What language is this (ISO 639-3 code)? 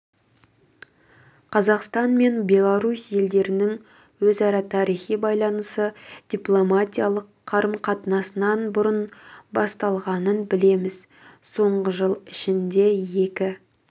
kaz